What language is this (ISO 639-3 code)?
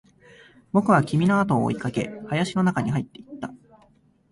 jpn